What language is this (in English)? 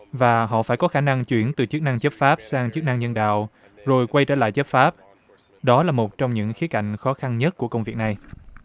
Vietnamese